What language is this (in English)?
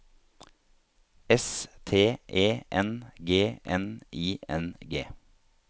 Norwegian